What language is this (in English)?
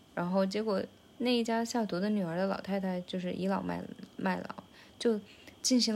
Chinese